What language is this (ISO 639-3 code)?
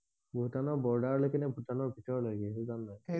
asm